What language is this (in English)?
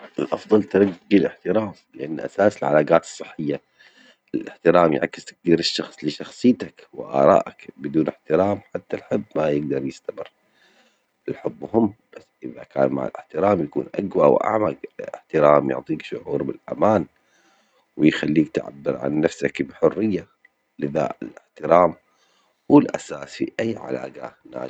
Omani Arabic